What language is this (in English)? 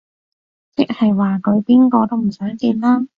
Cantonese